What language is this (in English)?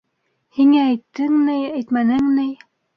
Bashkir